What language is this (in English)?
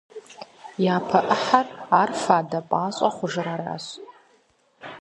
Kabardian